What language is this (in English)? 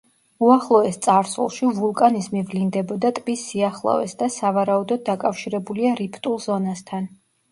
Georgian